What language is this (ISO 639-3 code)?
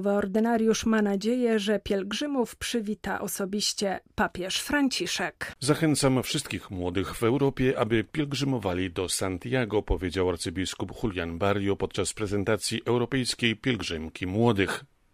pol